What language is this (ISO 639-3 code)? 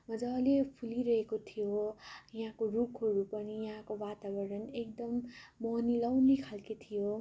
nep